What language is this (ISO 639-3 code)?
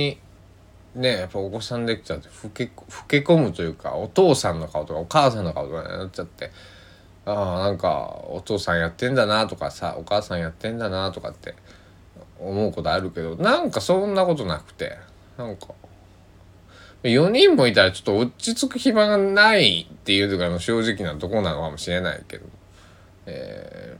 jpn